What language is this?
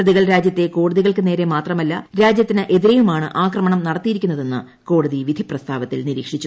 Malayalam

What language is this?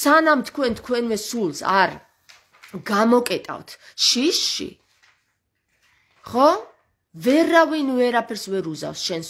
Romanian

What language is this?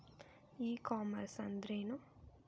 Kannada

